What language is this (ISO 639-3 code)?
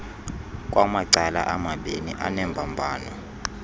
xho